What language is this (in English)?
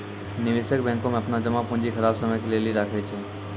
Maithili